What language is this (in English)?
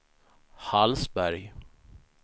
Swedish